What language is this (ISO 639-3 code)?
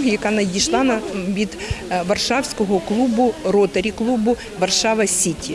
ukr